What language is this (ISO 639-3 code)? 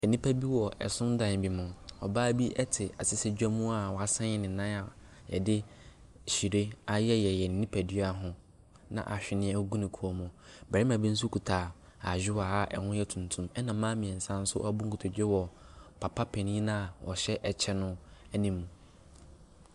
aka